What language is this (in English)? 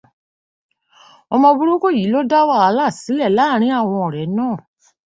Yoruba